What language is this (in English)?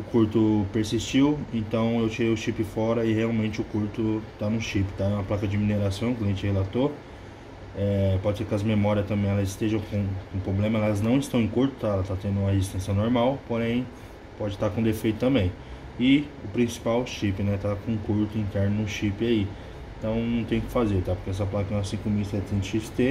Portuguese